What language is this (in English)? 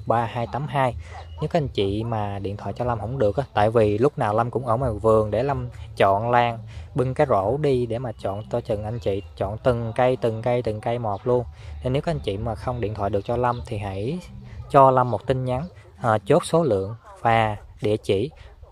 Vietnamese